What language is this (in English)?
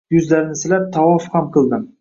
Uzbek